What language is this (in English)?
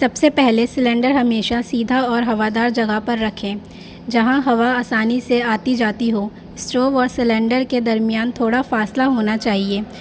Urdu